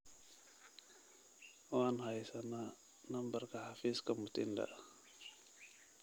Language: Somali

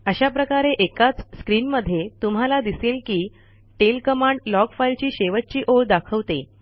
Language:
Marathi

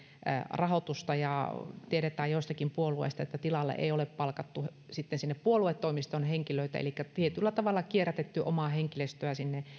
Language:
Finnish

